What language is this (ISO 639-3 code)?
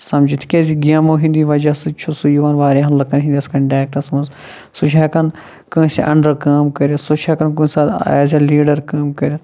kas